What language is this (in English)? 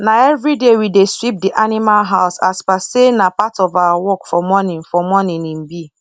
Nigerian Pidgin